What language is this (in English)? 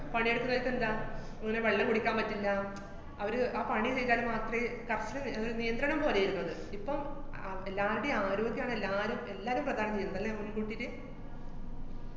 Malayalam